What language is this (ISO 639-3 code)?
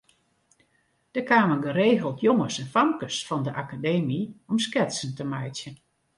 fry